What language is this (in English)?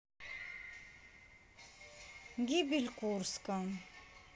Russian